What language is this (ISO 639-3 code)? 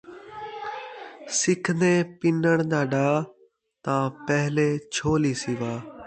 skr